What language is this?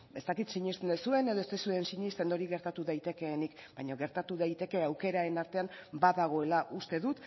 Basque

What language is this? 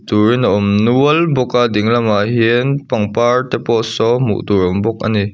Mizo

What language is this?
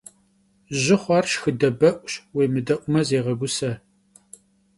Kabardian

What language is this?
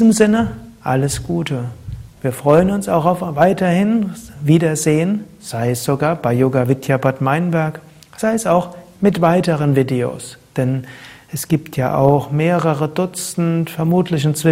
German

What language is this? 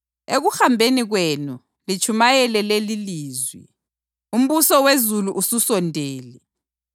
North Ndebele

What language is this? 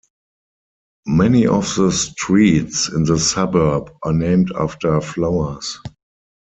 English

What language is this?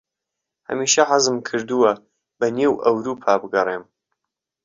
Central Kurdish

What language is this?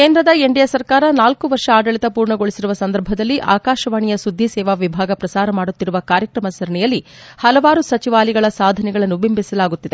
Kannada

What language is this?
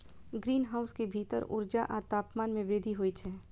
Maithili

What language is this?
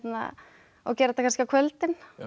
Icelandic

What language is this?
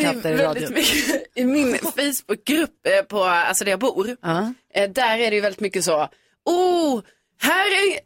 Swedish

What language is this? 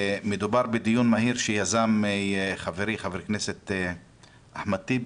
Hebrew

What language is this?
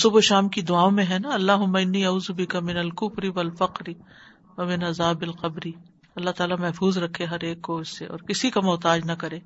Urdu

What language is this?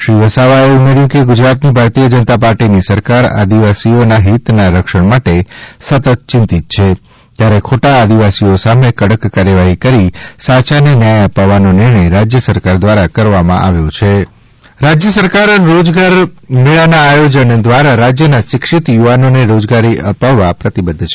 Gujarati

